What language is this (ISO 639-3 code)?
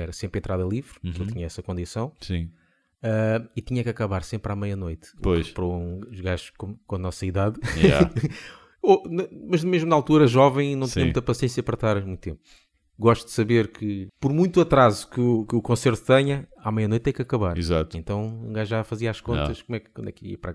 por